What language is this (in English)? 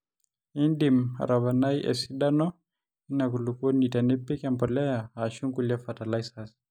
Masai